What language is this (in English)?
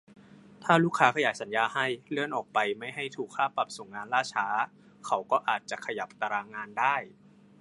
Thai